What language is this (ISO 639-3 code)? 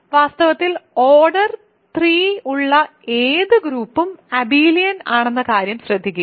mal